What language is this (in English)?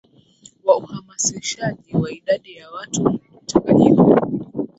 Swahili